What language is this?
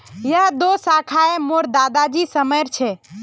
Magahi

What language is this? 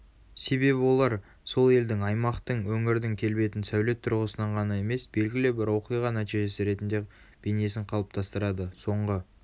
Kazakh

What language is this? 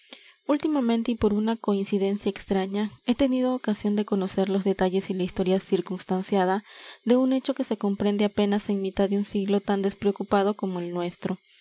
Spanish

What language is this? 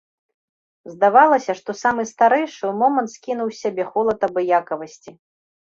Belarusian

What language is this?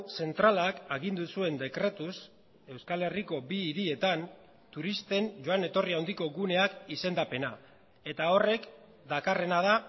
Basque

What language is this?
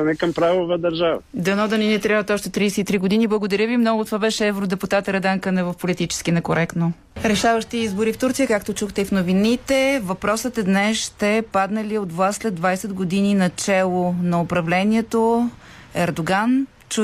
Bulgarian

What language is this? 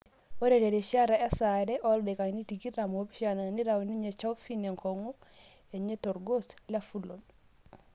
Masai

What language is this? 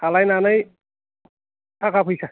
Bodo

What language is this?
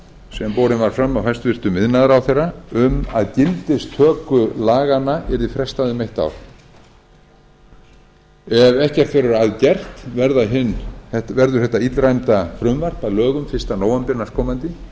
Icelandic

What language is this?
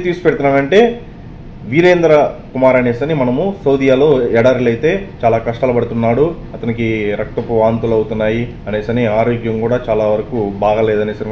Telugu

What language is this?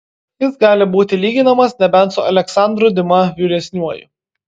Lithuanian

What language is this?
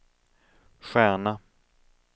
Swedish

